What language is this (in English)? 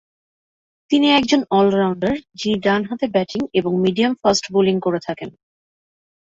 Bangla